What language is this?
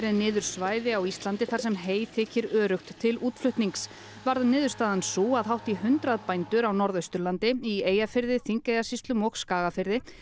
Icelandic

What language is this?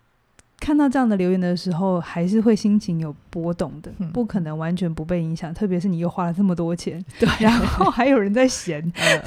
Chinese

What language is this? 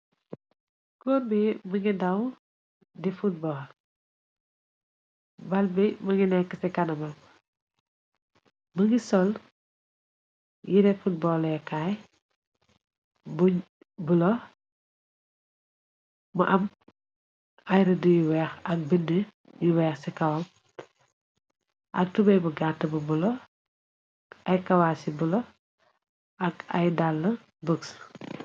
Wolof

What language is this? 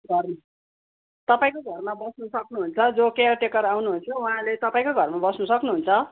Nepali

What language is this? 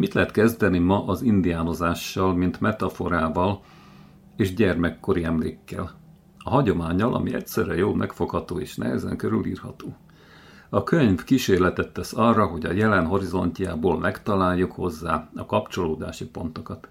Hungarian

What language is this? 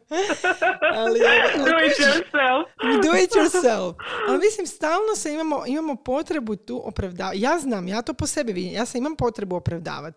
Croatian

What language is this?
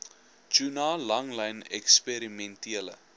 Afrikaans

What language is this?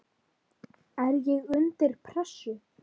Icelandic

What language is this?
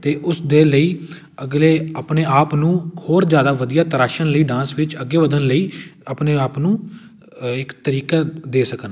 Punjabi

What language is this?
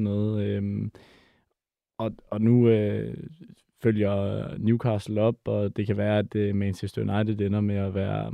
Danish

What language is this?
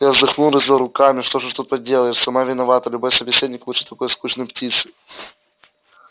Russian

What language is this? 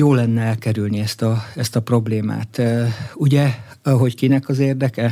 Hungarian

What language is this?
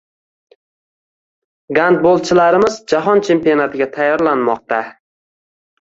Uzbek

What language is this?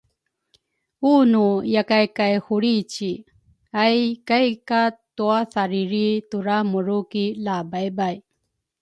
Rukai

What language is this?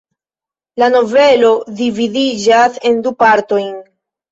Esperanto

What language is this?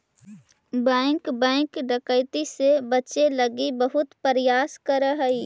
Magahi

